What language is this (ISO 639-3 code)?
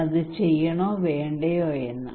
mal